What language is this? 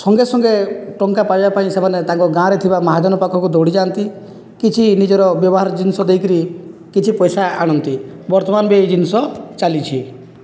Odia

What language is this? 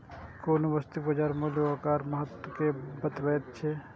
Maithili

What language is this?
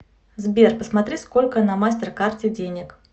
Russian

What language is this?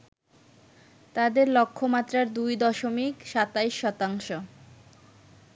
Bangla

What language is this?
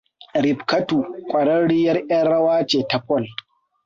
Hausa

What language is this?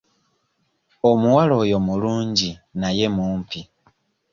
Ganda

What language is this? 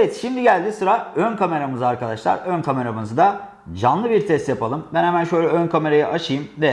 Turkish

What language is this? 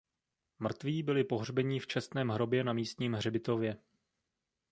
Czech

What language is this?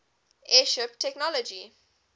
English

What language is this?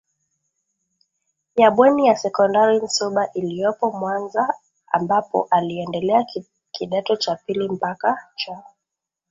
Swahili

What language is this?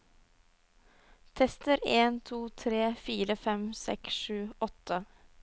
Norwegian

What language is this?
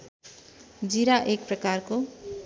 Nepali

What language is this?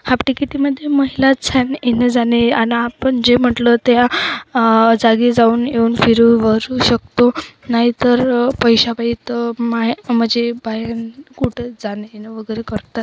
Marathi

